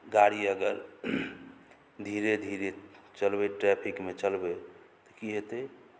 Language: Maithili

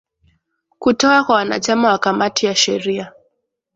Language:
Swahili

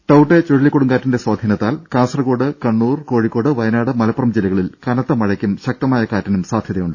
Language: Malayalam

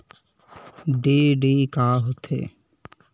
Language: Chhattisgarhi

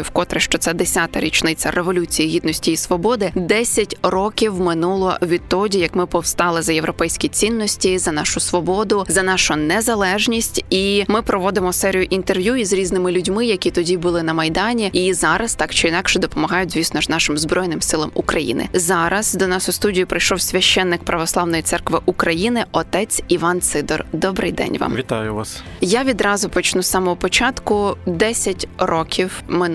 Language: Ukrainian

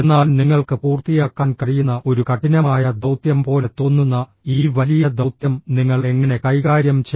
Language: Malayalam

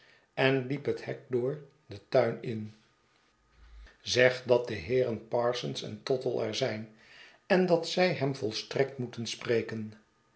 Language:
Dutch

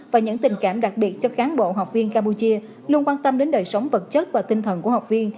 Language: Vietnamese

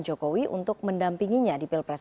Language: Indonesian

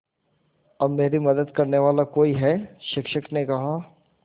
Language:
Hindi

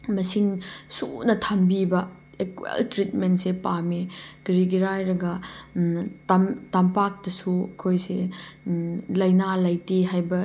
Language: Manipuri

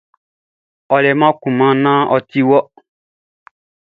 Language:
Baoulé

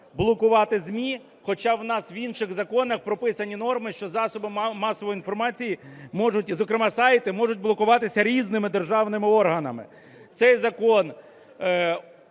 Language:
Ukrainian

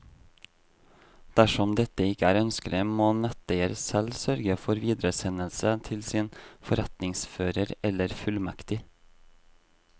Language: Norwegian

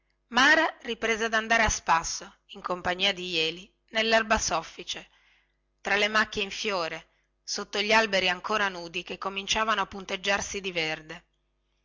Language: Italian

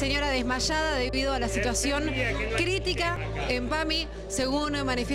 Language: Spanish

